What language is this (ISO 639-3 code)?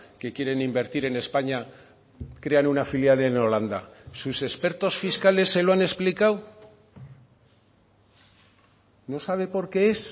spa